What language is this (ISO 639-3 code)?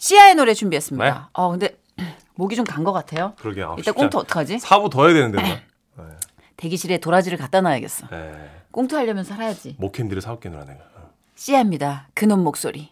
kor